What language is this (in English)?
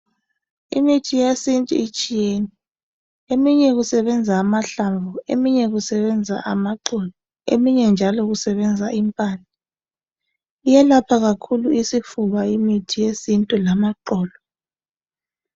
North Ndebele